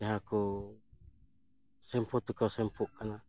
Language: Santali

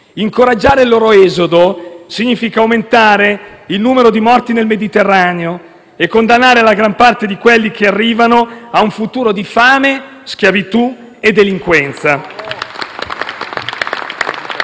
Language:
Italian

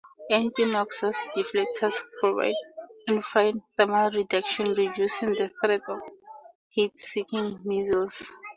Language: English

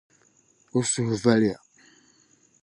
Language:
Dagbani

